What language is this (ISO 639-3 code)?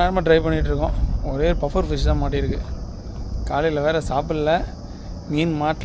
tam